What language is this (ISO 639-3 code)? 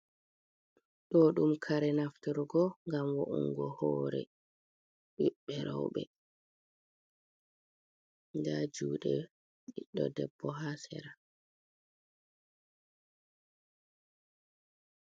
ful